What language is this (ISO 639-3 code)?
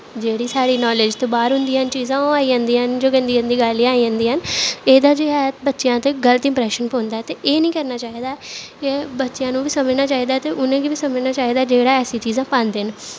doi